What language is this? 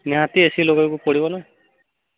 Odia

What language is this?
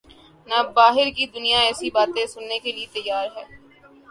Urdu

